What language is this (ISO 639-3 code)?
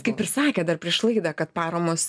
lit